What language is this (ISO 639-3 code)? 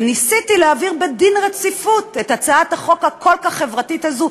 heb